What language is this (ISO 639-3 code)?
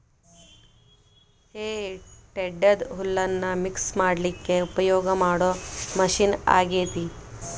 kan